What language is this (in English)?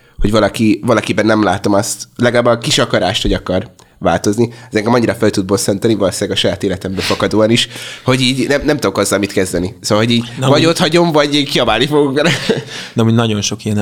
Hungarian